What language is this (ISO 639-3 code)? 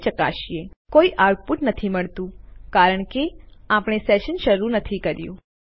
guj